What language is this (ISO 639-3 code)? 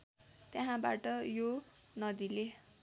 nep